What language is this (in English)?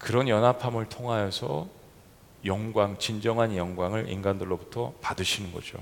Korean